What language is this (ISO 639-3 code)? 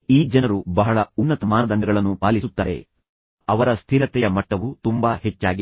kan